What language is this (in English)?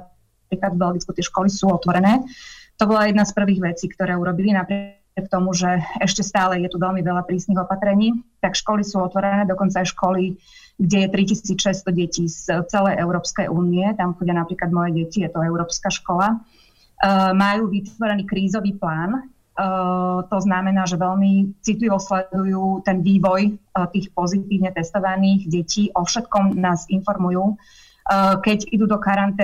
Slovak